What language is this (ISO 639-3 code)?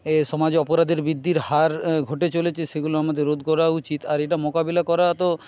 ben